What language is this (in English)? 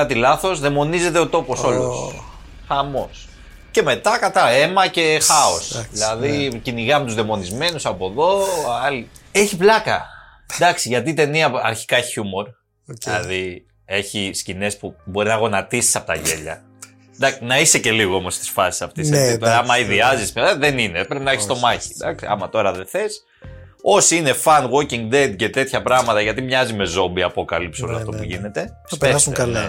Greek